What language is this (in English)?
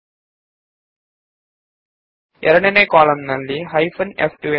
Kannada